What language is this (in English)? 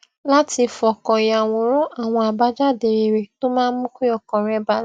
Yoruba